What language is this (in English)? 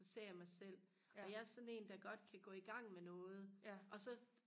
Danish